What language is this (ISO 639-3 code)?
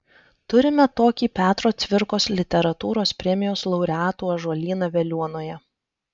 lit